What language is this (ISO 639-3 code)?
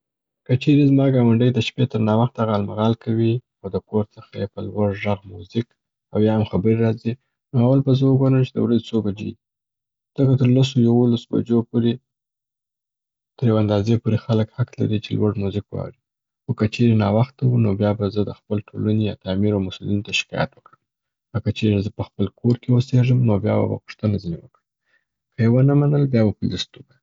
pbt